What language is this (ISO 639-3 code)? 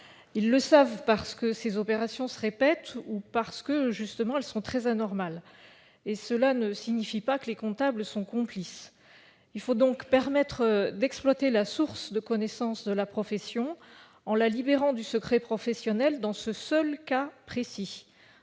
fra